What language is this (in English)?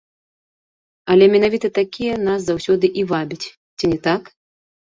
Belarusian